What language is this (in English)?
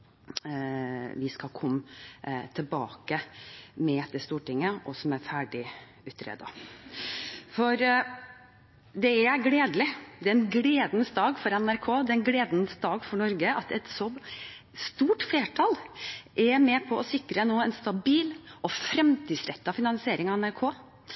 Norwegian Bokmål